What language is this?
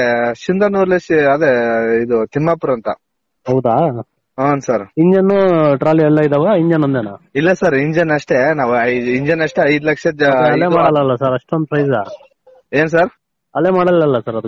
Arabic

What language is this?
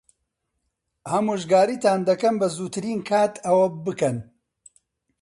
Central Kurdish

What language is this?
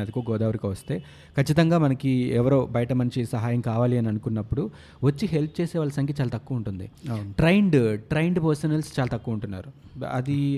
Telugu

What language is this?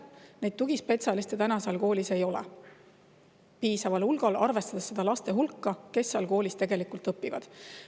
Estonian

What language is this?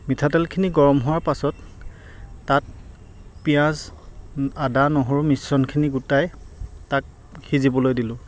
Assamese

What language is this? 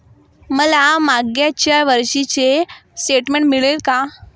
Marathi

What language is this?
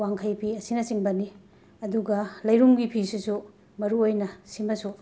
Manipuri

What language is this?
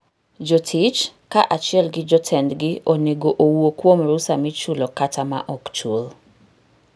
Luo (Kenya and Tanzania)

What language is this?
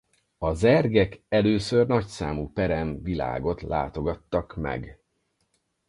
Hungarian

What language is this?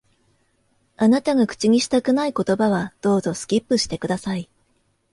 Japanese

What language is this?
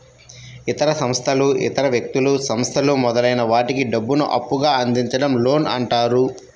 Telugu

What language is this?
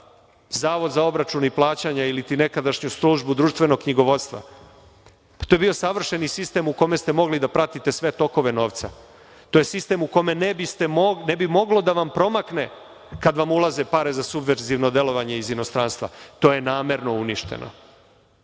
Serbian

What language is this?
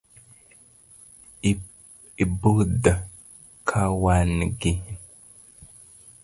Luo (Kenya and Tanzania)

